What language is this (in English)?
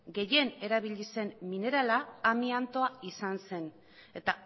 Basque